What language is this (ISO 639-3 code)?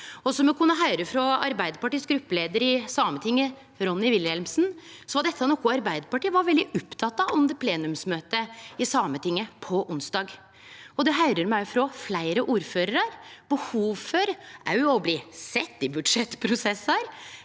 nor